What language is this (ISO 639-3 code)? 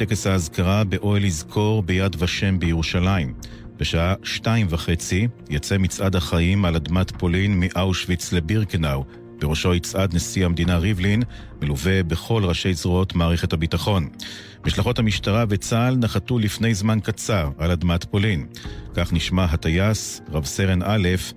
heb